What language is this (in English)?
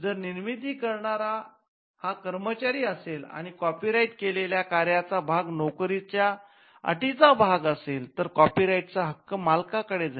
Marathi